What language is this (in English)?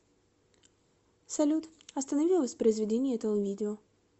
Russian